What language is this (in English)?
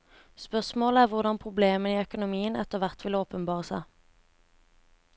Norwegian